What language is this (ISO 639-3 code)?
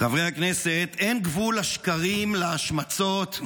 heb